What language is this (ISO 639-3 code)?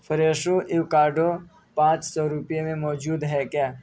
urd